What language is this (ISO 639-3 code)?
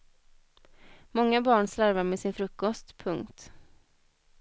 swe